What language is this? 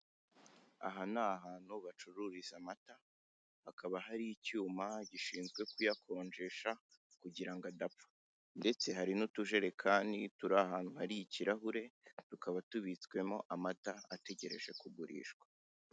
Kinyarwanda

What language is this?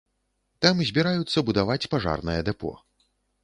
Belarusian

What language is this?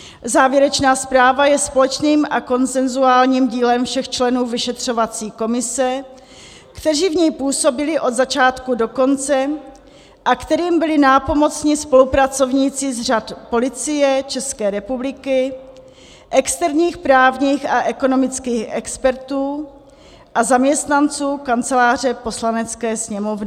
Czech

